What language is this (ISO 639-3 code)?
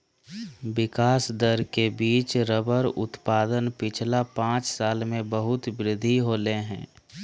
mag